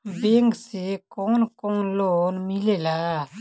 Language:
Bhojpuri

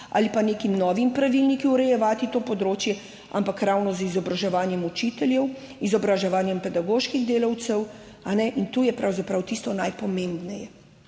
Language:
Slovenian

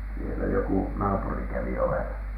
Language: Finnish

